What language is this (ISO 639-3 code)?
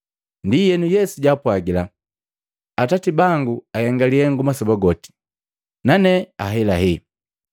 mgv